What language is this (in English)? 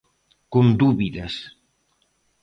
Galician